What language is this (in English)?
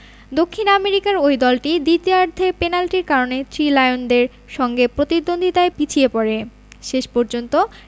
Bangla